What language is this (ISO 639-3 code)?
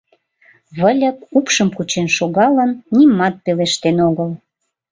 chm